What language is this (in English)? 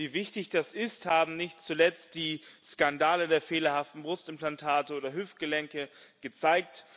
German